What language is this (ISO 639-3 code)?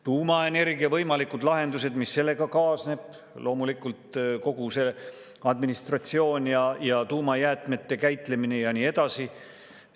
est